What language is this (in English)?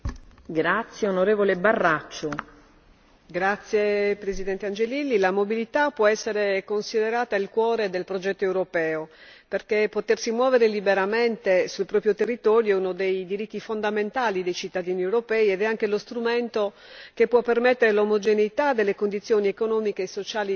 Italian